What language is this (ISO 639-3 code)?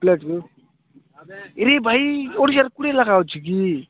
ori